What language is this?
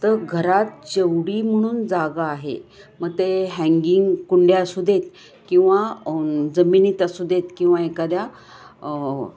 Marathi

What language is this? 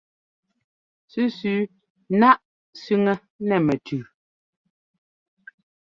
Ngomba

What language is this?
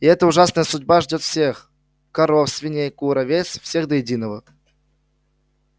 Russian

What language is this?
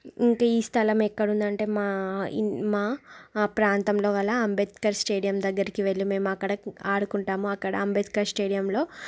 Telugu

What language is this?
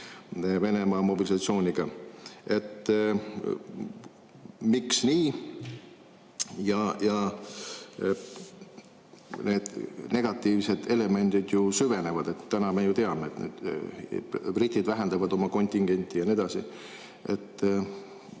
Estonian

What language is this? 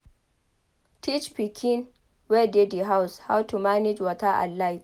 Nigerian Pidgin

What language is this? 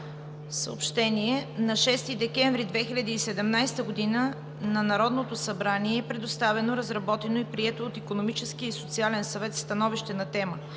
Bulgarian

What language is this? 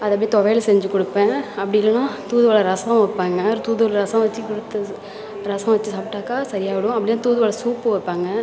Tamil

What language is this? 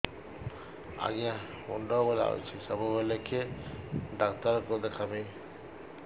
Odia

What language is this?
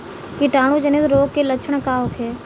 Bhojpuri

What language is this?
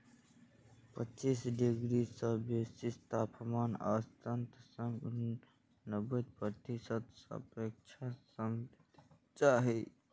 Maithili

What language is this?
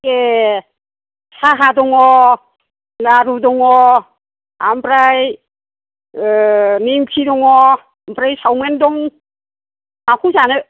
Bodo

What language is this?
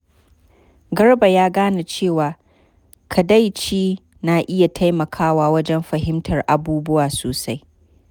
Hausa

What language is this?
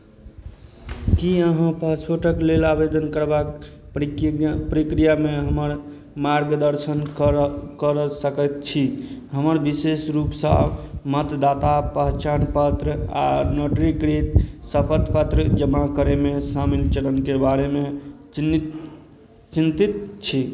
Maithili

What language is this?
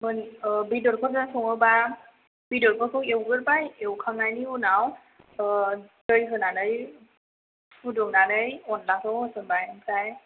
Bodo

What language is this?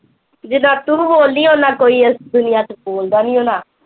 Punjabi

